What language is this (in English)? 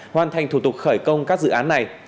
Vietnamese